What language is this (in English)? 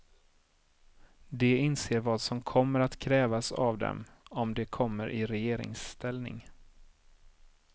Swedish